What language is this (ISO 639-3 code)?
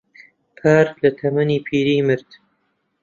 ckb